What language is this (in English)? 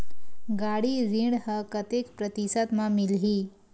Chhattisgarhi